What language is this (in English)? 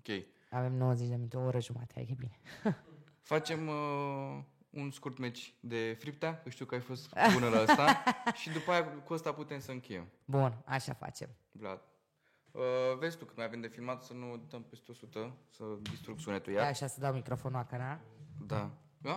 Romanian